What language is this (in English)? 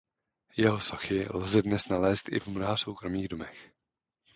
Czech